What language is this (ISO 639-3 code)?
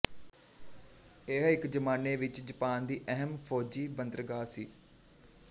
pan